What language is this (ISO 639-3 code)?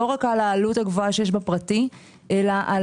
heb